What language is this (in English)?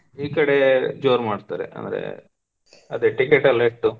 Kannada